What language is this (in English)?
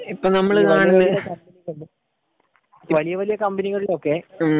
Malayalam